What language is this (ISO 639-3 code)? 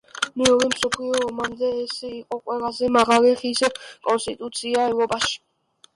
kat